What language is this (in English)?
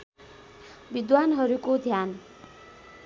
Nepali